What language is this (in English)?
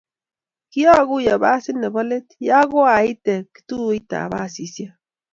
Kalenjin